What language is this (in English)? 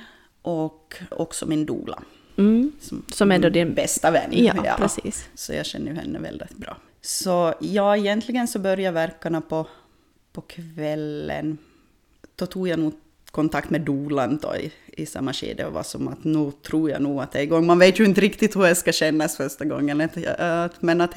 Swedish